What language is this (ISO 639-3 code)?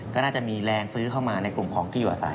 tha